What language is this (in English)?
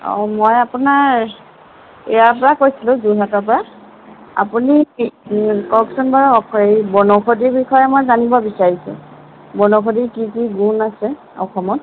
Assamese